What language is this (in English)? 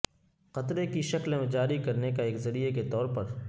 Urdu